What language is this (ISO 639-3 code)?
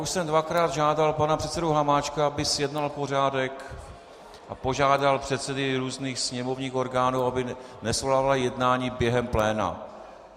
ces